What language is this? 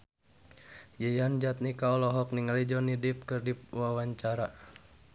Sundanese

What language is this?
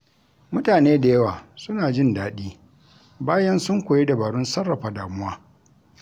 Hausa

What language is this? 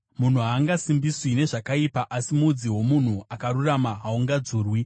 Shona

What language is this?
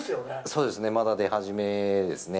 Japanese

